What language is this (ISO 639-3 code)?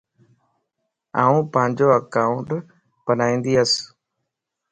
lss